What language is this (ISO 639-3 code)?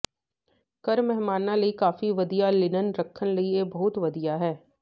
pan